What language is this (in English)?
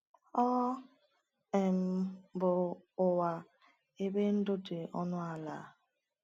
Igbo